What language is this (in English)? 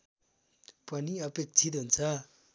Nepali